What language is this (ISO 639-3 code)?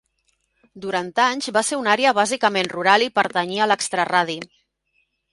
cat